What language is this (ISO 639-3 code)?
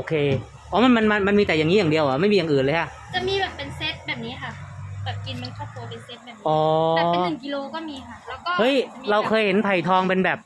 tha